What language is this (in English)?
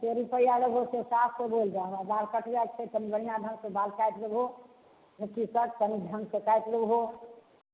Maithili